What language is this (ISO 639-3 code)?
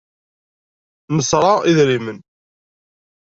kab